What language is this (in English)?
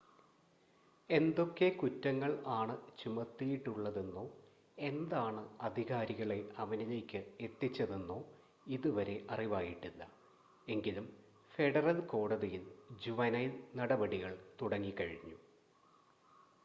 Malayalam